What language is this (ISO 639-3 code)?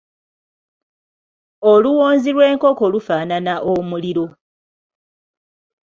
lug